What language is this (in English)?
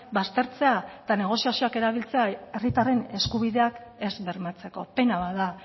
Basque